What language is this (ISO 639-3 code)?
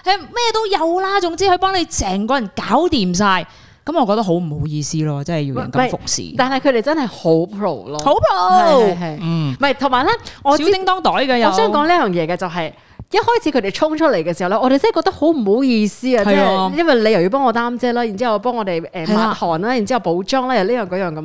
zho